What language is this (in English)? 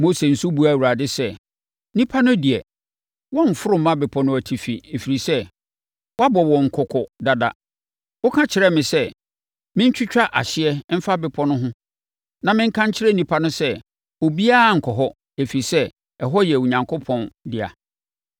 Akan